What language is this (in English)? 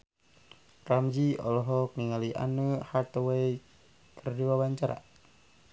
Sundanese